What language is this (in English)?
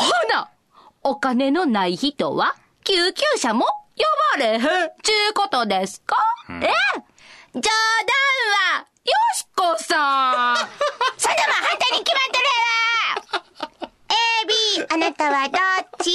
Japanese